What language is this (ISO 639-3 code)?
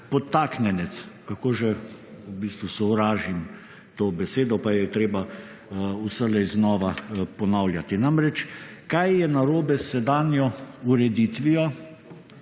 slv